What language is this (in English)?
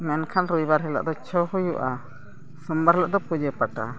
Santali